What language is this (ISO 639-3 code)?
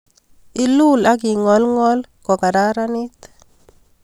kln